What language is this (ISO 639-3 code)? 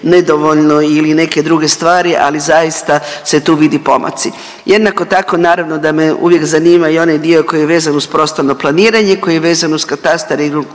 hrv